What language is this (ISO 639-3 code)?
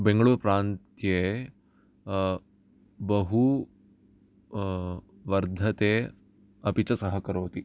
san